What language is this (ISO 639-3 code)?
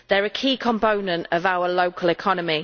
eng